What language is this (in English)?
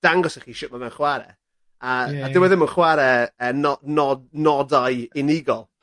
Welsh